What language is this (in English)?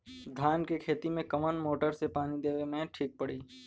Bhojpuri